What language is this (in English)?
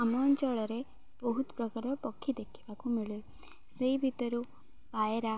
Odia